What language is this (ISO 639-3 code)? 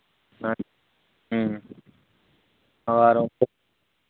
sat